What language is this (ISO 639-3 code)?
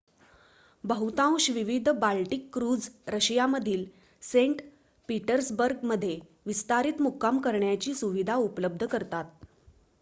mar